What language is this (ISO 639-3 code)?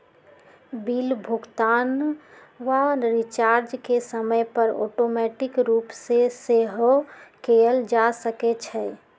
mag